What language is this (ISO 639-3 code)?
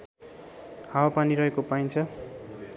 nep